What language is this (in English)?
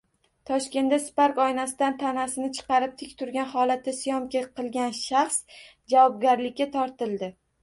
Uzbek